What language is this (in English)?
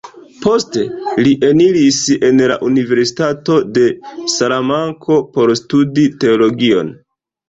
Esperanto